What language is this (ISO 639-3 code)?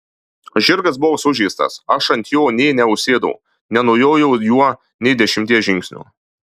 lit